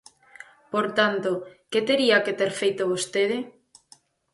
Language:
Galician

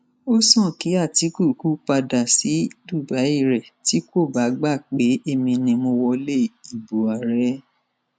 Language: Yoruba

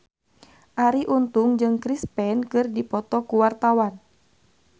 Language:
Sundanese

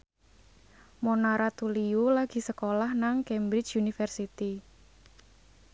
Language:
Javanese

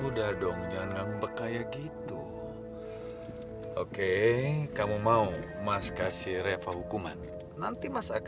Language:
Indonesian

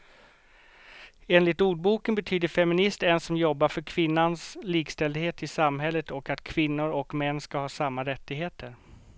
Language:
Swedish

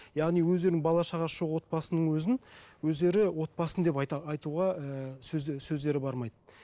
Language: Kazakh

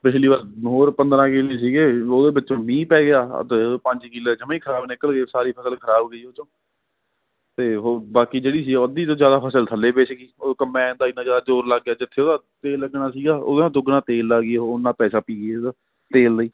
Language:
Punjabi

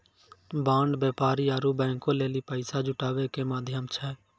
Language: Maithili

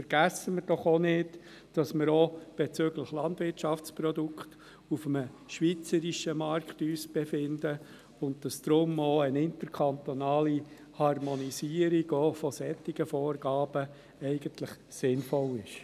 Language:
Swiss German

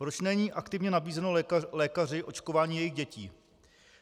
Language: Czech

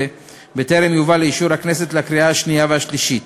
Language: Hebrew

